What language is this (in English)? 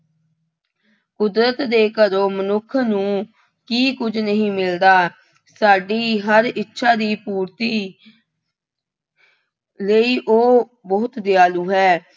Punjabi